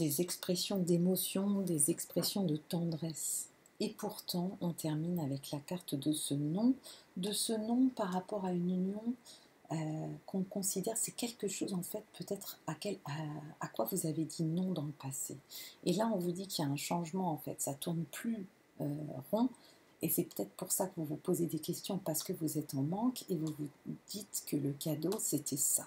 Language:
French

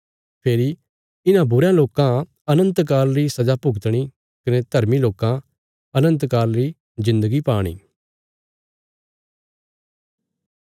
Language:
Bilaspuri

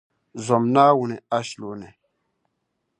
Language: Dagbani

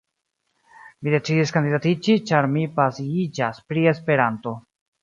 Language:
Esperanto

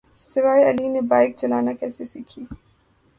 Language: Urdu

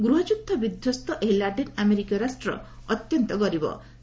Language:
Odia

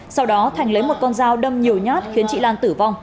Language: Vietnamese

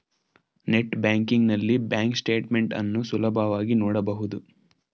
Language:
Kannada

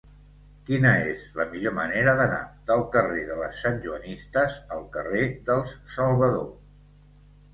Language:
Catalan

